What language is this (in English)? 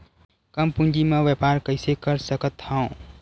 Chhattisgarhi